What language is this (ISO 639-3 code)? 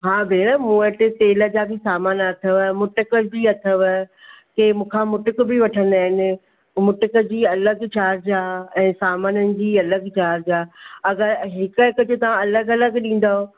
snd